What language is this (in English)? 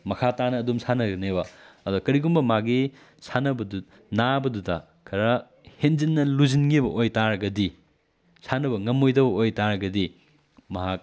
Manipuri